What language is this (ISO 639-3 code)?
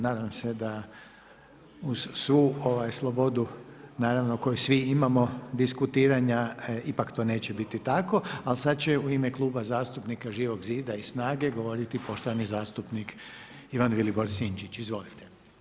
hrv